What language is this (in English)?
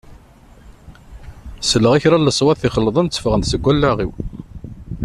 Kabyle